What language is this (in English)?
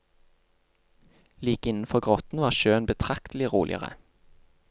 Norwegian